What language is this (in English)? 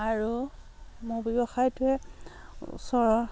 Assamese